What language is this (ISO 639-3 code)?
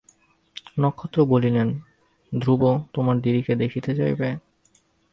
ben